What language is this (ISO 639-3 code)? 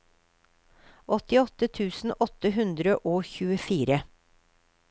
nor